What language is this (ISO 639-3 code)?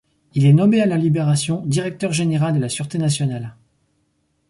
fra